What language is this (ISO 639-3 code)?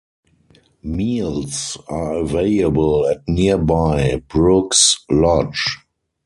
eng